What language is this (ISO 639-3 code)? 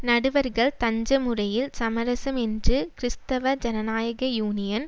tam